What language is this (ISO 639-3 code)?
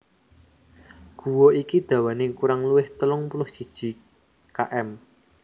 jav